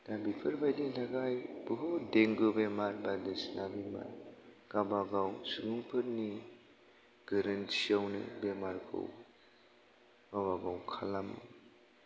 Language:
Bodo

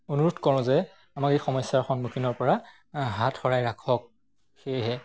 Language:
Assamese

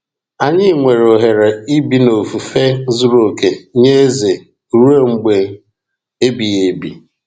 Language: Igbo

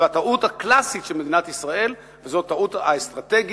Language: Hebrew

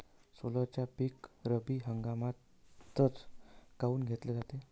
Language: Marathi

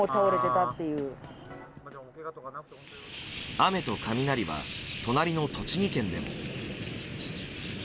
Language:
Japanese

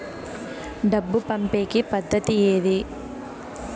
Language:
Telugu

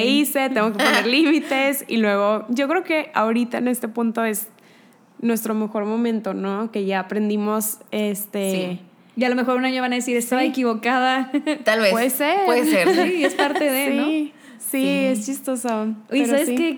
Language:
Spanish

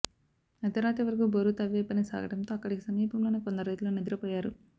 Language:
Telugu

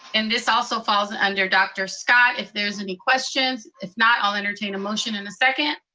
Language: English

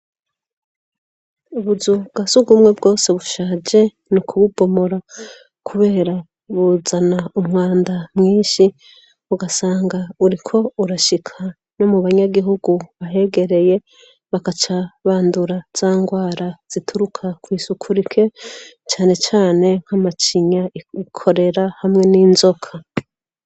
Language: Rundi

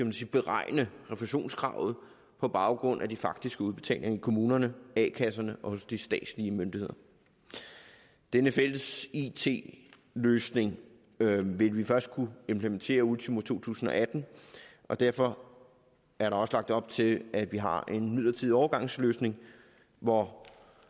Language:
Danish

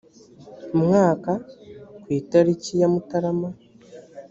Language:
Kinyarwanda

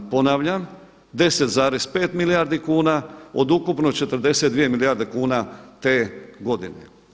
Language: Croatian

